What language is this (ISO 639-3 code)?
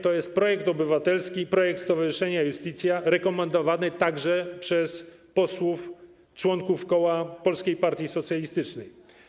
pol